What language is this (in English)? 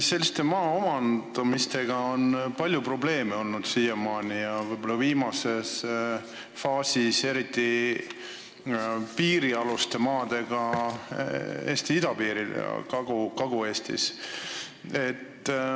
Estonian